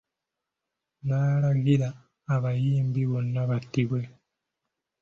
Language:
Ganda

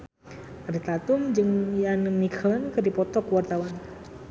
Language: Sundanese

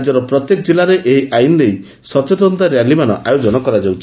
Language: Odia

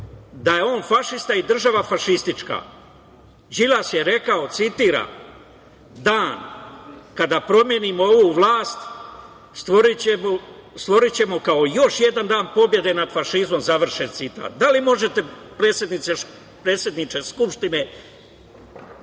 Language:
Serbian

